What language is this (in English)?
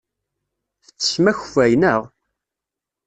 Kabyle